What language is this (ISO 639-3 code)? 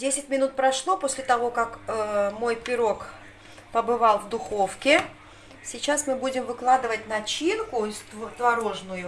rus